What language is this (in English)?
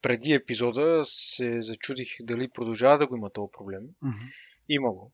Bulgarian